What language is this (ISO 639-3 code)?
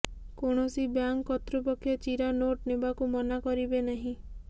ori